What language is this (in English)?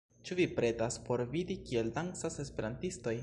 Esperanto